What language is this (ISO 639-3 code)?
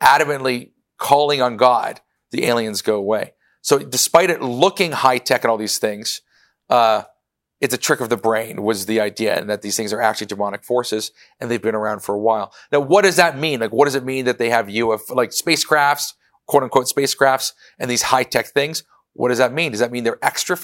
eng